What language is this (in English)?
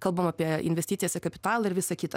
Lithuanian